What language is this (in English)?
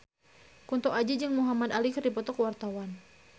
Sundanese